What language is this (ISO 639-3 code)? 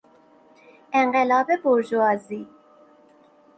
fas